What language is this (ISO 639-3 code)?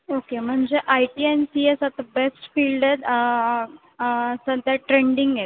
mar